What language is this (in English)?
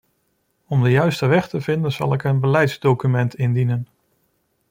Dutch